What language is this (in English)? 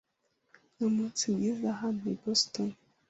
Kinyarwanda